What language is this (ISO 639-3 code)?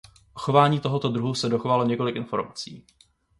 ces